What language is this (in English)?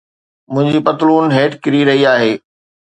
Sindhi